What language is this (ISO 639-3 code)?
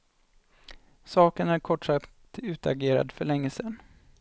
swe